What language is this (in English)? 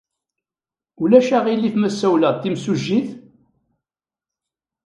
Kabyle